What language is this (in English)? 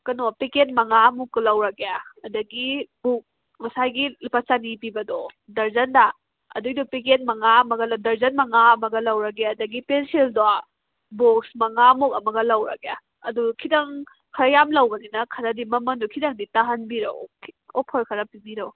Manipuri